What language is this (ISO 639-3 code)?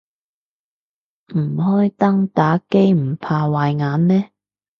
yue